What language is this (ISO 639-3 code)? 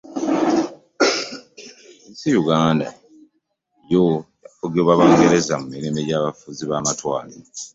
lug